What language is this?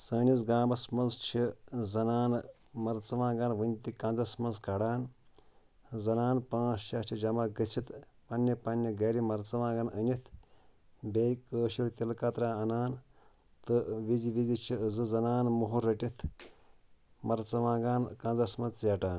Kashmiri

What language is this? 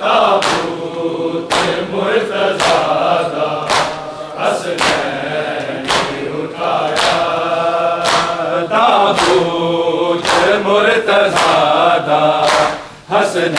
Arabic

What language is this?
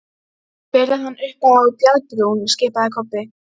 Icelandic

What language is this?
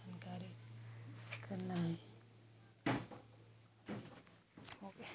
Hindi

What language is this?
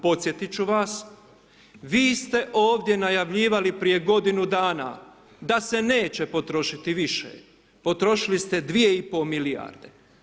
Croatian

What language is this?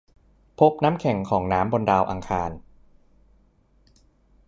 Thai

